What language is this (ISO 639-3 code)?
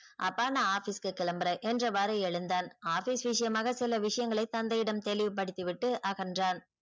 tam